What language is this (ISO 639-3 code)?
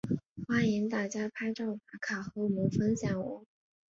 zho